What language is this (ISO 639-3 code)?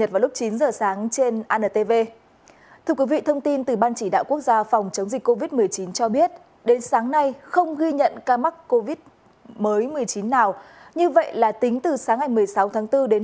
vie